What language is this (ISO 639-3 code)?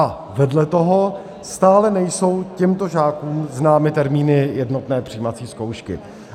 ces